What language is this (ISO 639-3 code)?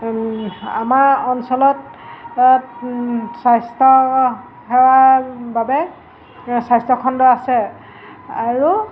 asm